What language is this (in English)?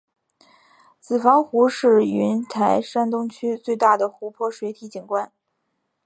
Chinese